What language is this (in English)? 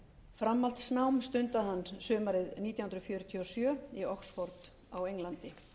Icelandic